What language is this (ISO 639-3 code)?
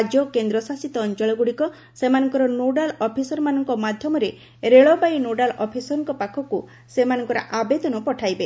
ori